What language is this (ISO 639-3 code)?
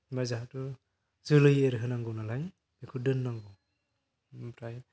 brx